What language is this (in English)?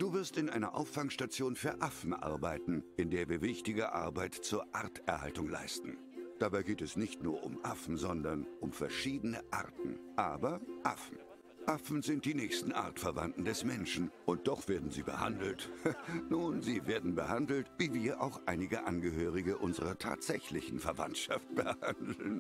German